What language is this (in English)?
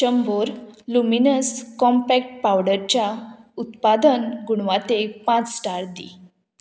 Konkani